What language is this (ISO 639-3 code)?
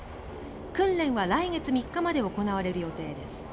jpn